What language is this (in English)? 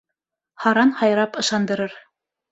Bashkir